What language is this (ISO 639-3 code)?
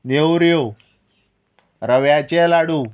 kok